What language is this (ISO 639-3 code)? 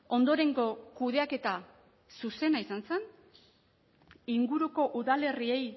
eus